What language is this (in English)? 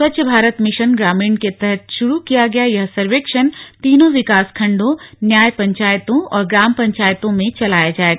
Hindi